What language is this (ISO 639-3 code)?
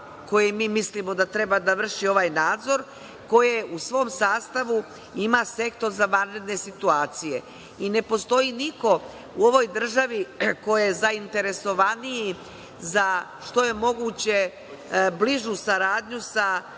srp